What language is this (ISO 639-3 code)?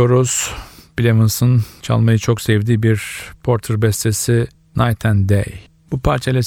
tur